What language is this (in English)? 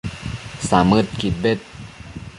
Matsés